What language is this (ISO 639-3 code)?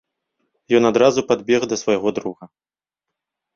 bel